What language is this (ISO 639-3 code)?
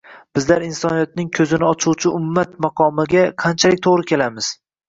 uzb